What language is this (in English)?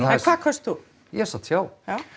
Icelandic